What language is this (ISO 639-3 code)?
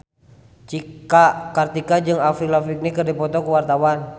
sun